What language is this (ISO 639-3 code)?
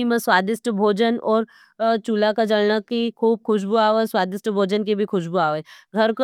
noe